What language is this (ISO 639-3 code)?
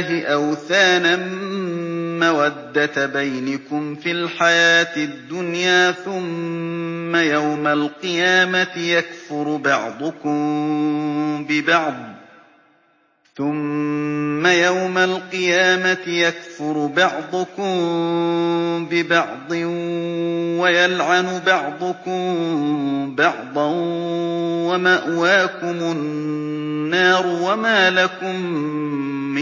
ara